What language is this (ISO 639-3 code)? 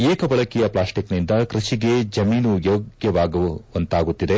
kan